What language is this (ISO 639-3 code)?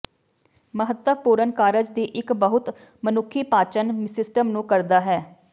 pan